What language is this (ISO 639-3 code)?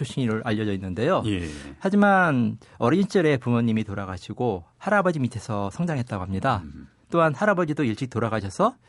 kor